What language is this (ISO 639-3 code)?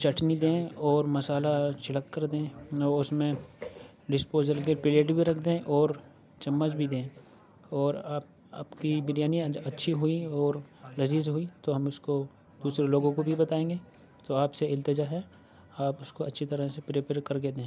urd